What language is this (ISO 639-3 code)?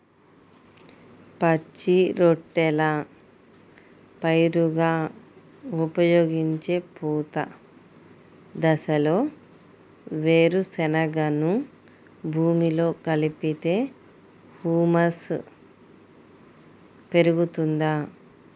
tel